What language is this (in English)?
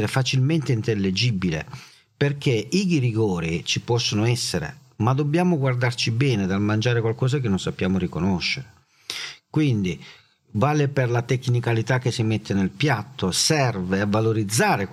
Italian